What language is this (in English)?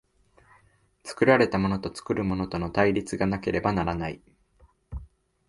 Japanese